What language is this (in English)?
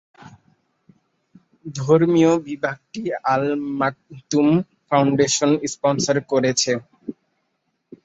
Bangla